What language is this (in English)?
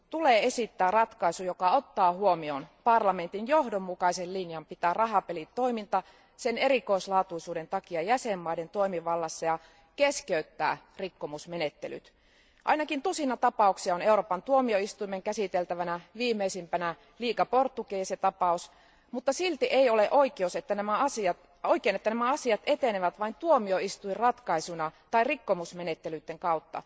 Finnish